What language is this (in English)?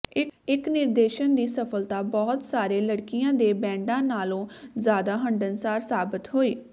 Punjabi